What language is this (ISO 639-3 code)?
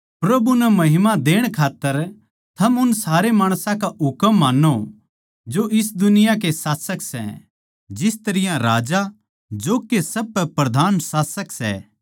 bgc